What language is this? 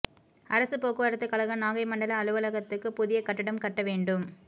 Tamil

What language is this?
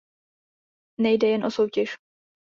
Czech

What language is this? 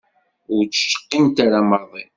Kabyle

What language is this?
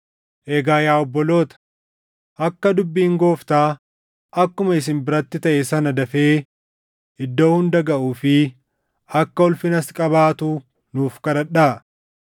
Oromo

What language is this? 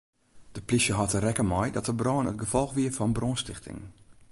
Western Frisian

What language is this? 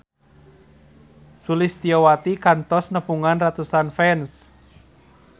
Sundanese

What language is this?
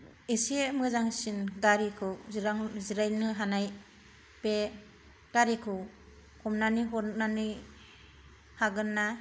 Bodo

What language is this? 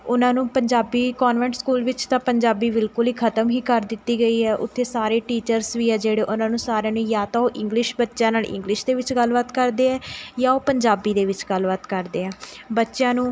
Punjabi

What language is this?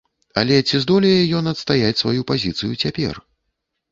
Belarusian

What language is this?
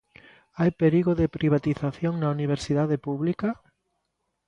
Galician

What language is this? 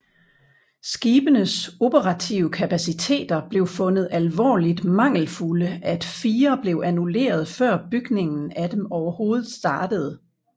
Danish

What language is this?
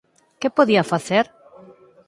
Galician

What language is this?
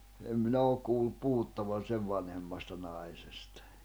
Finnish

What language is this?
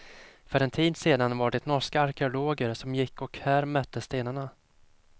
Swedish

